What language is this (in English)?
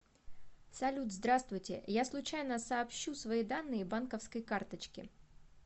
Russian